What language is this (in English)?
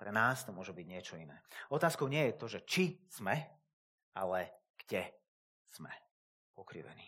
Slovak